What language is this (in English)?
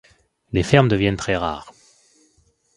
French